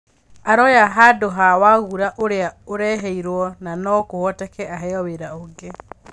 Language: Kikuyu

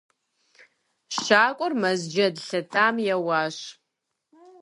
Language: Kabardian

